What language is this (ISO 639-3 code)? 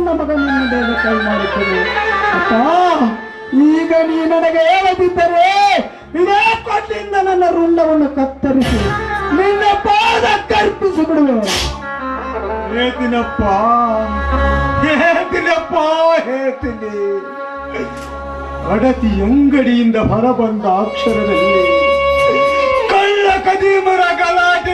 hin